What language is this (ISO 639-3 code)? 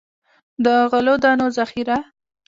pus